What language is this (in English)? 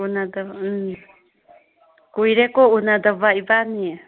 Manipuri